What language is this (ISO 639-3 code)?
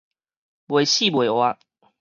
nan